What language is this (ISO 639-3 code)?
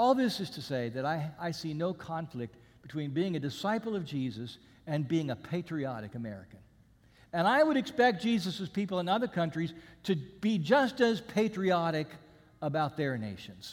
eng